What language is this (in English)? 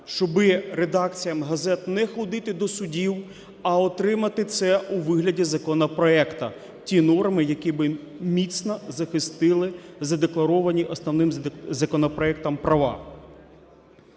Ukrainian